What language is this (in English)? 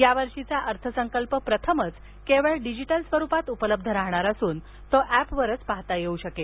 Marathi